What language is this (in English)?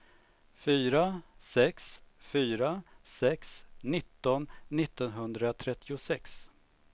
Swedish